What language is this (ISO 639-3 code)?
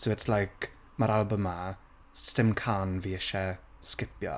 cym